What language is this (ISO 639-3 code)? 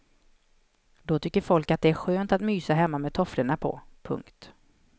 swe